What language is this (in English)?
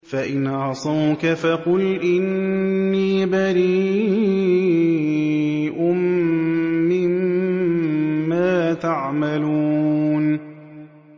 Arabic